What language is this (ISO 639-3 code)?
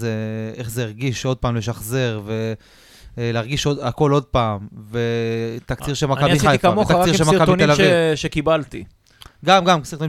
heb